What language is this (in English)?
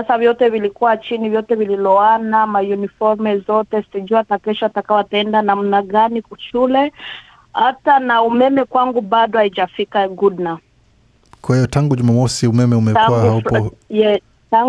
Swahili